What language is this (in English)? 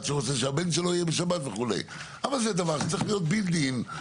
Hebrew